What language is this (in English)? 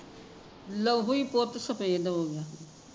Punjabi